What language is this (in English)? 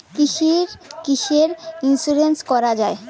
Bangla